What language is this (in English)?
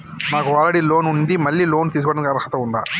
Telugu